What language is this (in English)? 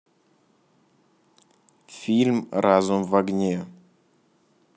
Russian